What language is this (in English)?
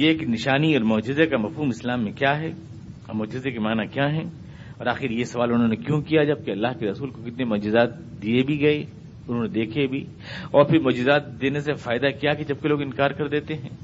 Urdu